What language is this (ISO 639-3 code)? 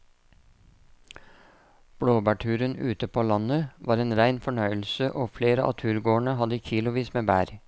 nor